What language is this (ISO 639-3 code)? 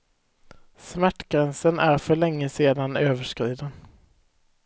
swe